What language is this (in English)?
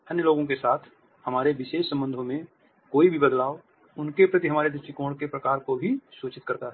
Hindi